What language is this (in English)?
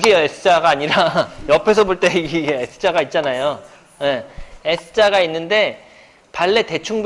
Korean